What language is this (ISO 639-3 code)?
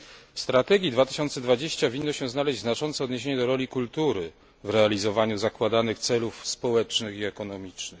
pol